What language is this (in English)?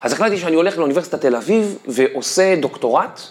Hebrew